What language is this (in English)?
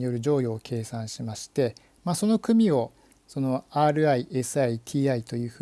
Japanese